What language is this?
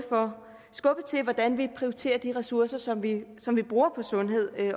Danish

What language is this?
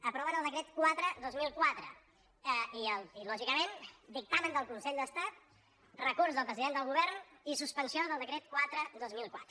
Catalan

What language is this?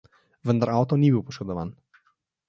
Slovenian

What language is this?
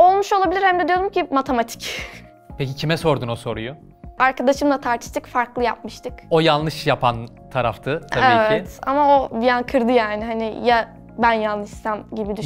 Turkish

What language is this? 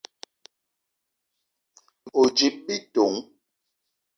Eton (Cameroon)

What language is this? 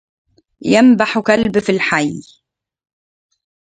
Arabic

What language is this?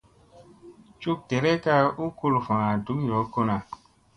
Musey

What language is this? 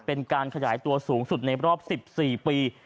Thai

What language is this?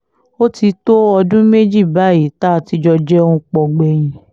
Yoruba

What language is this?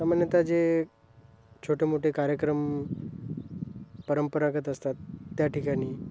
Marathi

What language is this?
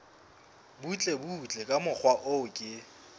Southern Sotho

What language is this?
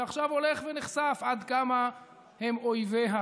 Hebrew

